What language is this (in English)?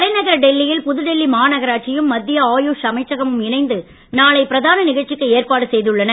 Tamil